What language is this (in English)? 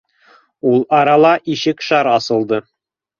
Bashkir